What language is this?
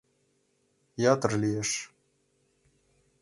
Mari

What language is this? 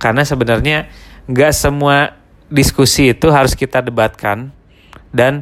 Indonesian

